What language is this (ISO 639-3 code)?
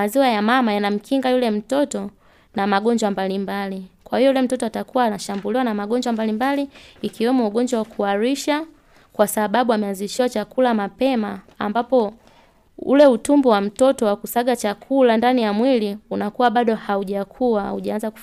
swa